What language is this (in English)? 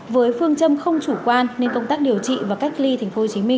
Vietnamese